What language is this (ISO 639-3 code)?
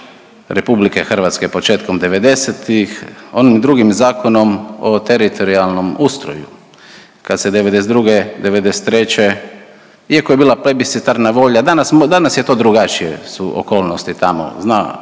hrv